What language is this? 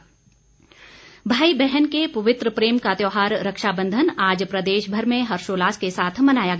Hindi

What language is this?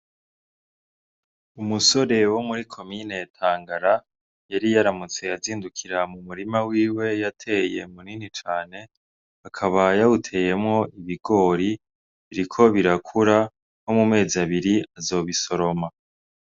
Rundi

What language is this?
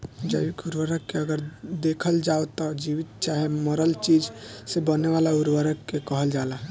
Bhojpuri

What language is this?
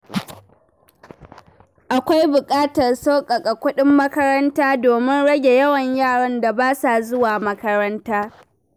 Hausa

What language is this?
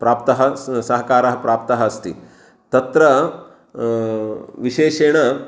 Sanskrit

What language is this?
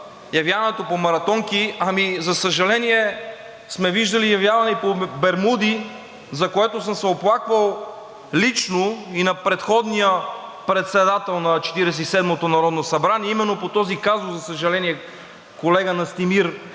Bulgarian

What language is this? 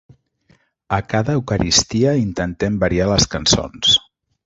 Catalan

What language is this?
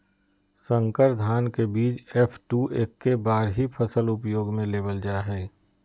Magahi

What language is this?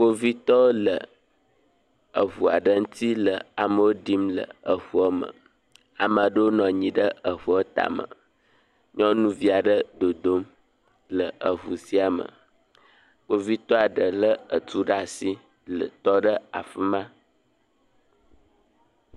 Ewe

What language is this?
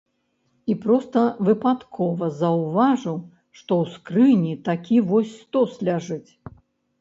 Belarusian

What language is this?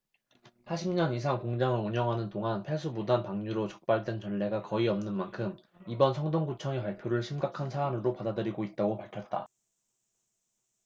Korean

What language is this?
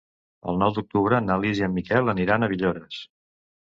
Catalan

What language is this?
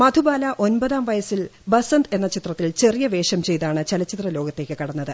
Malayalam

